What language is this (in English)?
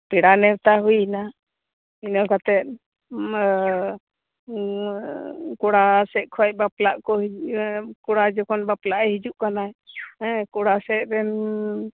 Santali